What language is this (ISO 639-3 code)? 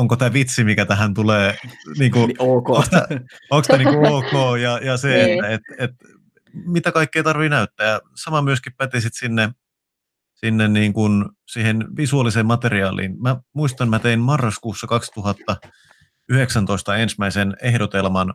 fin